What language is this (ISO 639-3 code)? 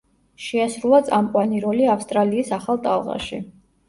kat